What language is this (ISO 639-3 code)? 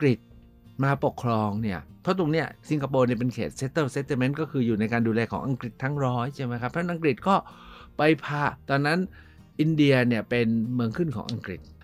tha